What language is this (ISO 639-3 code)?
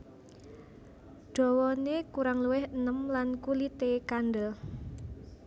jav